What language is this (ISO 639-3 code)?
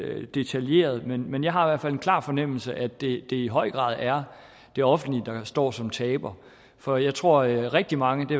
dan